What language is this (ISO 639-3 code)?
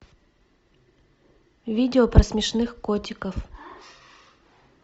rus